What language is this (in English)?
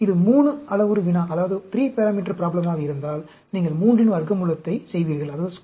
Tamil